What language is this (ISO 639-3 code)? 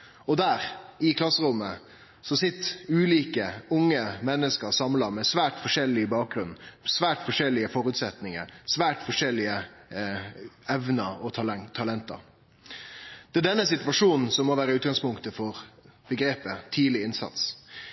nno